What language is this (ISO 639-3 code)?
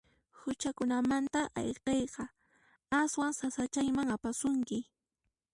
qxp